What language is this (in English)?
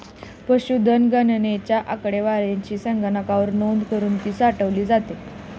Marathi